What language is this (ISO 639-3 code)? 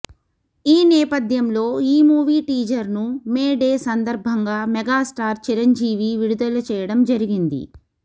tel